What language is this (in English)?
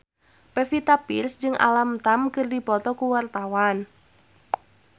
Sundanese